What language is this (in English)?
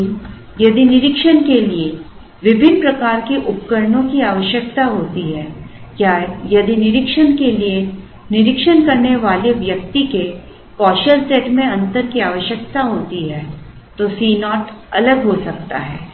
Hindi